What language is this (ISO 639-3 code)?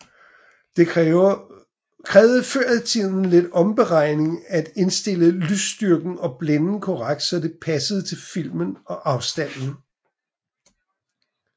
dan